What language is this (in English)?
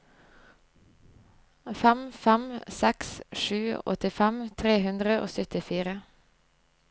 Norwegian